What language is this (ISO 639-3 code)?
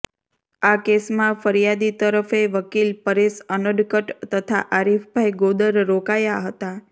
guj